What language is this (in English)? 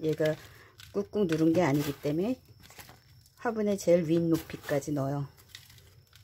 Korean